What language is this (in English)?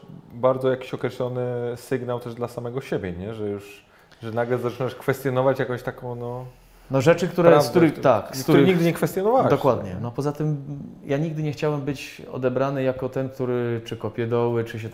Polish